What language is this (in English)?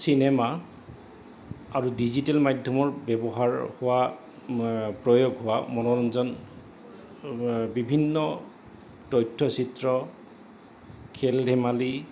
Assamese